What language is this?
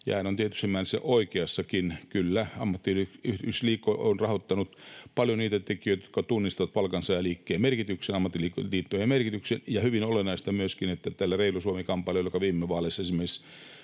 Finnish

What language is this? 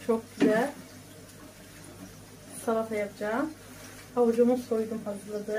Turkish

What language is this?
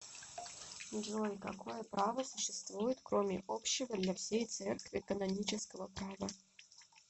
Russian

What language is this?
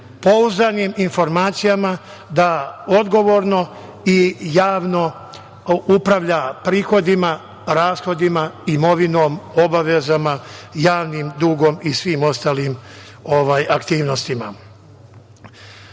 Serbian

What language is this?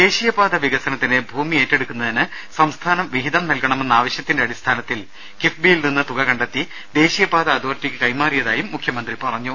Malayalam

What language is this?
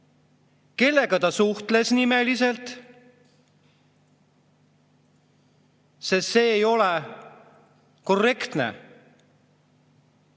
Estonian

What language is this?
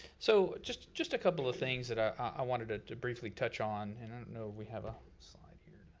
English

